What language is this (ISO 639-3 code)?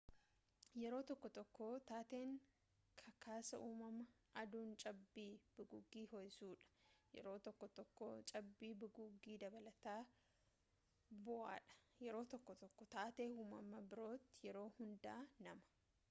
orm